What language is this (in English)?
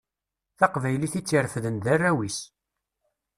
Kabyle